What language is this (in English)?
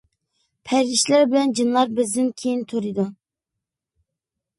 Uyghur